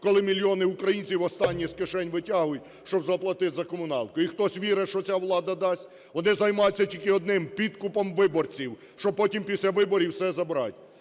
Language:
Ukrainian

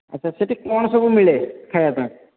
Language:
Odia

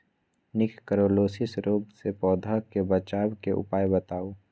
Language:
Magahi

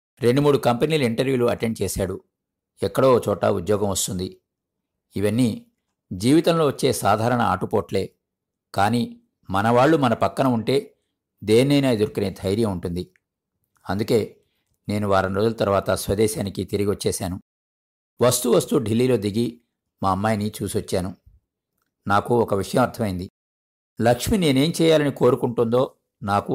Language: Telugu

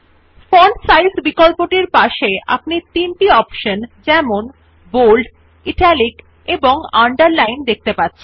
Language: Bangla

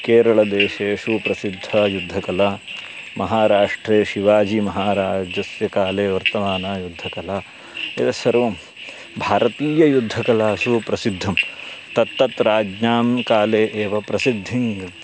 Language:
Sanskrit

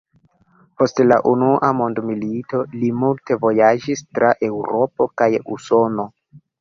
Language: Esperanto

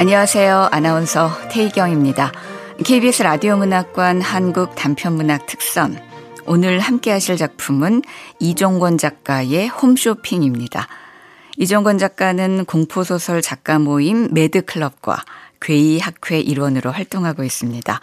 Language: Korean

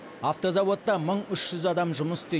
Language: Kazakh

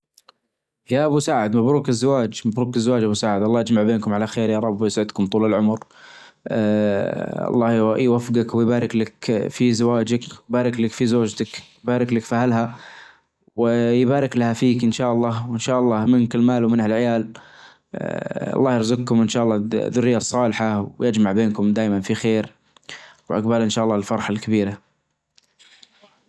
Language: Najdi Arabic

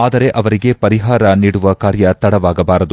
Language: Kannada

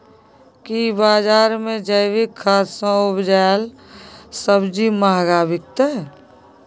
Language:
Maithili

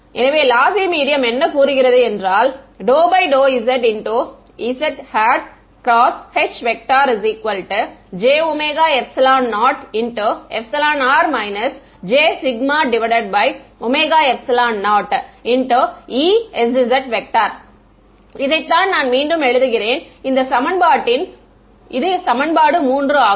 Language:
Tamil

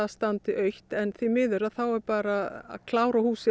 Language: Icelandic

